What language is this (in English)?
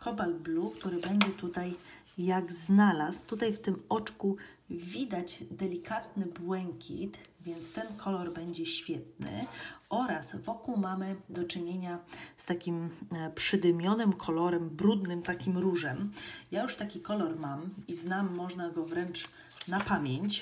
Polish